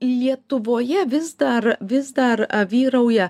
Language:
Lithuanian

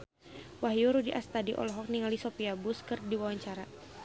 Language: Sundanese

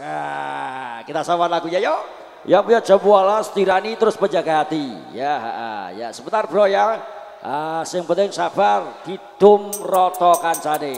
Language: Indonesian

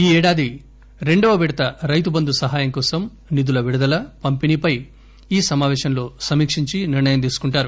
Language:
Telugu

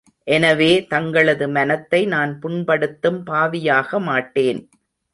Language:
Tamil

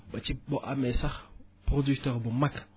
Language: Wolof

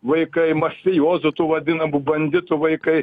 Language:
Lithuanian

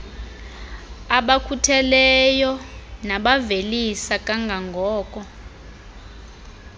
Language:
Xhosa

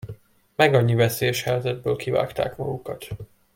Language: Hungarian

